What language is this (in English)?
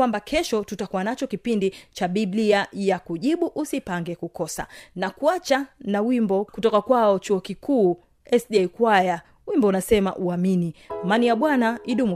Swahili